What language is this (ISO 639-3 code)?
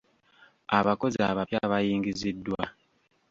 lug